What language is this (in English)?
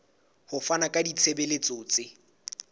Southern Sotho